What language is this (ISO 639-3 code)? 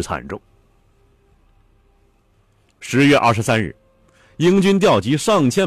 zho